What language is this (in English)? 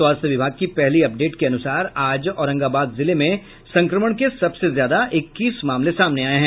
Hindi